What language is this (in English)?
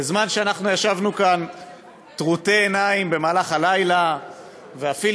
Hebrew